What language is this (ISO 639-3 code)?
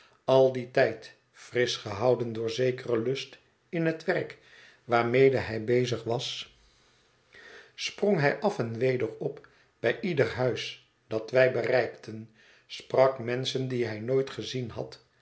nld